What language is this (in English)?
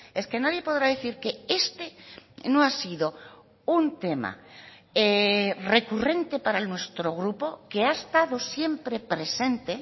Spanish